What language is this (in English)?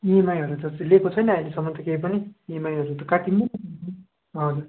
Nepali